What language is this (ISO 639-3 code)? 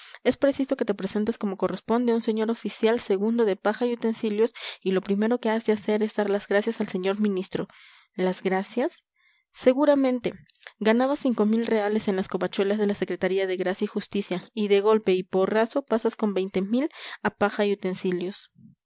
spa